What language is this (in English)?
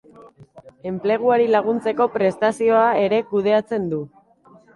Basque